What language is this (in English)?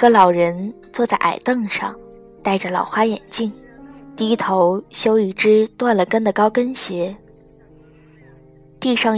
Chinese